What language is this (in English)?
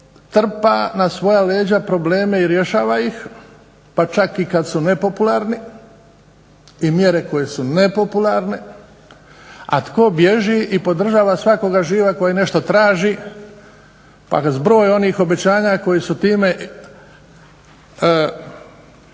Croatian